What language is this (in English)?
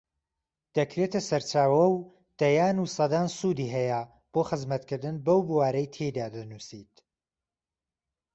Central Kurdish